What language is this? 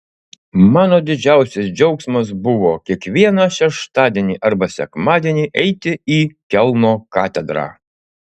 Lithuanian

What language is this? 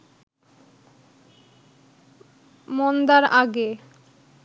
Bangla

